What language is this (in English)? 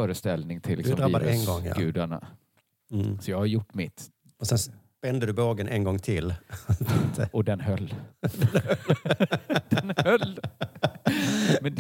Swedish